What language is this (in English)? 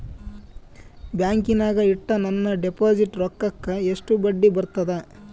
Kannada